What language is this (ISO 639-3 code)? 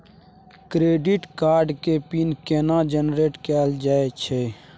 mai